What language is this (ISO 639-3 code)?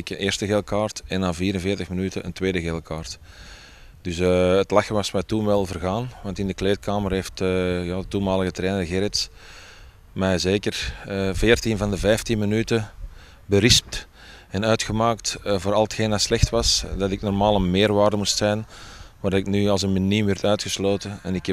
nld